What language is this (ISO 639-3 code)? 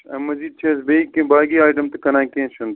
kas